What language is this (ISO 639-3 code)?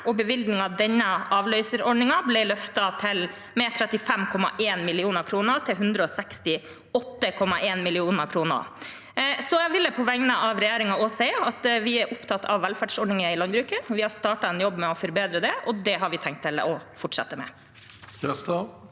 nor